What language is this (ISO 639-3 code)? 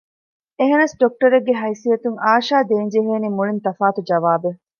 div